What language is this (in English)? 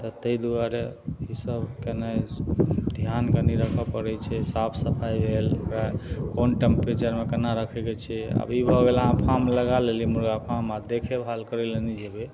Maithili